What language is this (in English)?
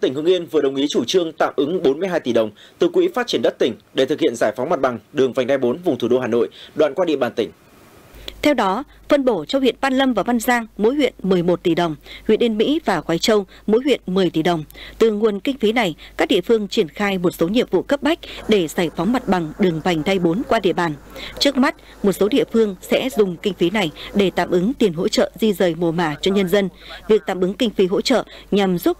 Vietnamese